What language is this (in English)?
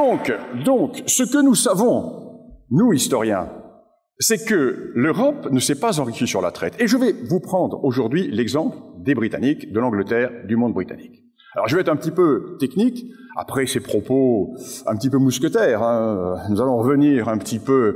French